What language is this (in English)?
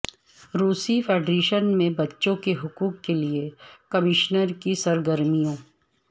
Urdu